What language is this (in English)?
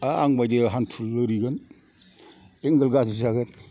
Bodo